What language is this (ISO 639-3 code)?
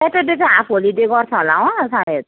nep